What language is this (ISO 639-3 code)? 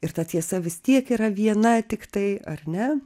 lit